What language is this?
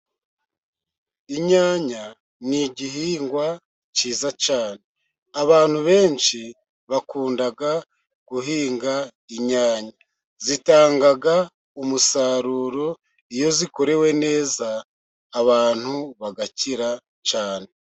Kinyarwanda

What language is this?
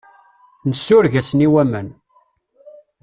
Kabyle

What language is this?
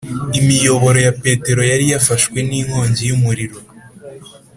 Kinyarwanda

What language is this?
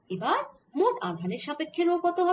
Bangla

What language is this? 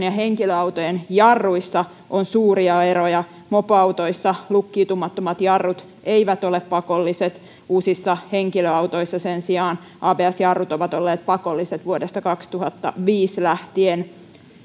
Finnish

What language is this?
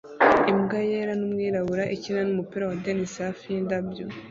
Kinyarwanda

